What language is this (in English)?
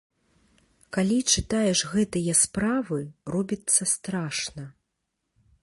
Belarusian